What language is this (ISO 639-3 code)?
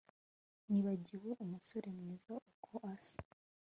kin